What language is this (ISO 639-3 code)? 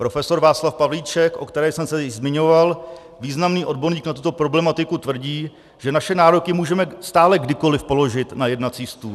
ces